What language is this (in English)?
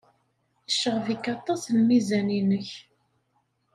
Kabyle